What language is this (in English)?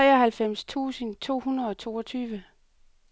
Danish